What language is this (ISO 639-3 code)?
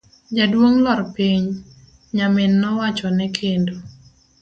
luo